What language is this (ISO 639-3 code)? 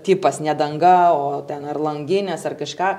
lit